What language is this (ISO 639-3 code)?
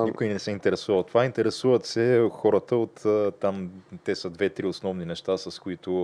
bul